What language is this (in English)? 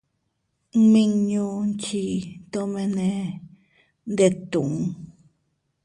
Teutila Cuicatec